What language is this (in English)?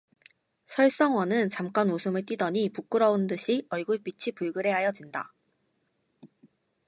Korean